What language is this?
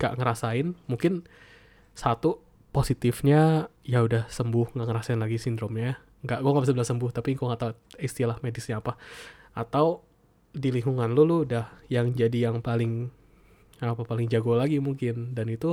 Indonesian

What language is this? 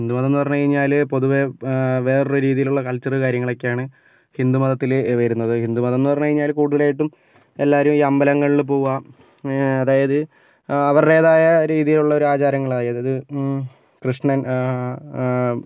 Malayalam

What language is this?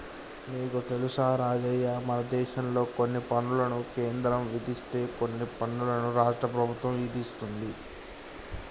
Telugu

